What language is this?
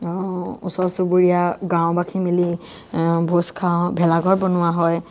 Assamese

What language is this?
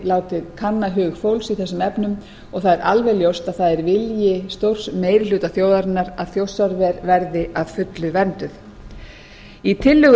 Icelandic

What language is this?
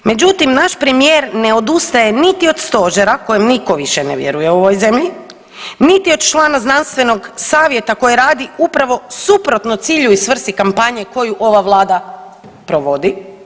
Croatian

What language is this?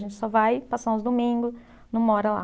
Portuguese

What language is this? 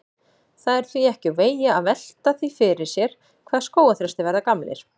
Icelandic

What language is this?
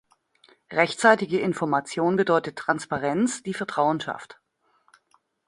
German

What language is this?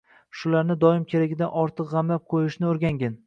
Uzbek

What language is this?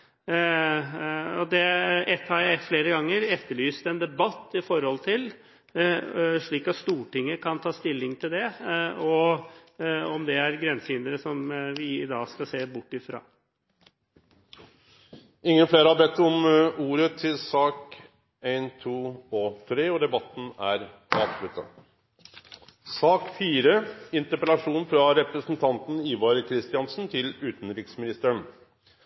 Norwegian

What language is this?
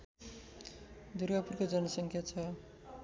Nepali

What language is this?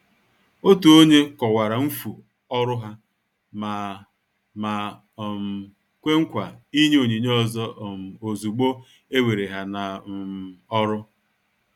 Igbo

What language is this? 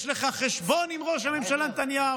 Hebrew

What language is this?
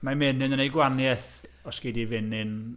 Welsh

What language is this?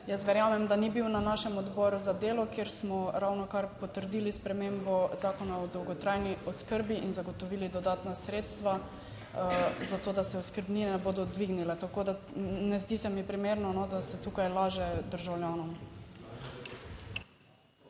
Slovenian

